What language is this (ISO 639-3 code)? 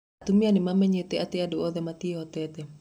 kik